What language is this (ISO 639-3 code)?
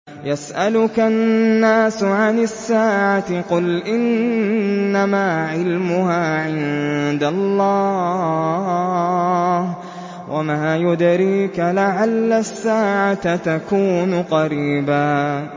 ara